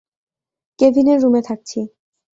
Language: Bangla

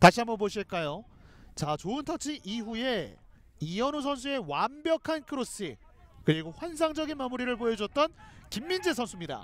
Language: Korean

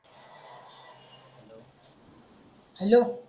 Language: Marathi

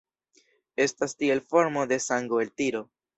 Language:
Esperanto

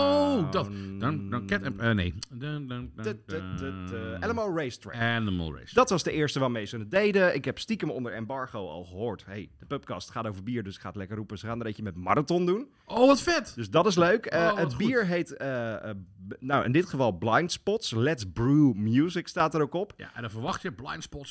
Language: Dutch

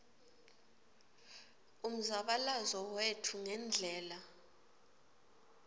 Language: Swati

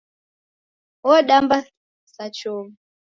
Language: Taita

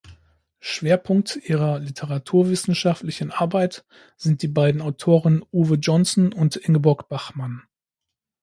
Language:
German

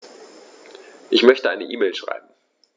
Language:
German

